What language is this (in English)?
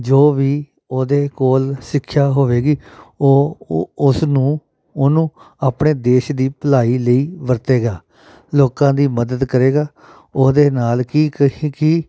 Punjabi